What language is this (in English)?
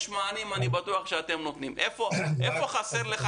Hebrew